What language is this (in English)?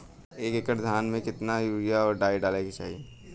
Bhojpuri